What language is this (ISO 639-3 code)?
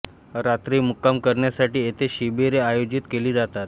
mar